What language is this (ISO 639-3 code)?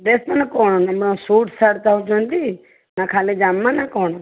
ori